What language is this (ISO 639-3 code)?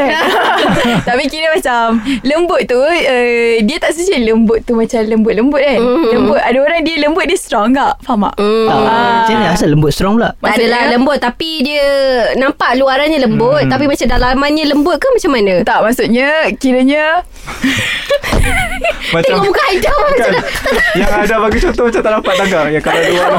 msa